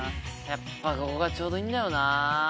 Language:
Japanese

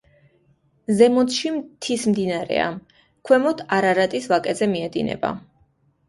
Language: Georgian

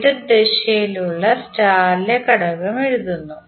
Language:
Malayalam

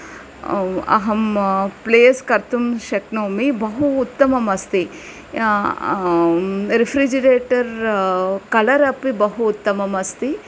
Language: Sanskrit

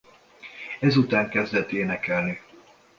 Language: Hungarian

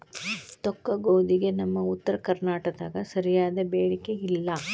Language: Kannada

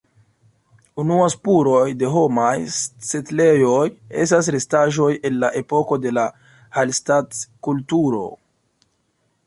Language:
Esperanto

